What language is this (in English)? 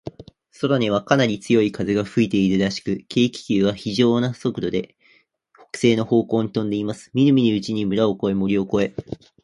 Japanese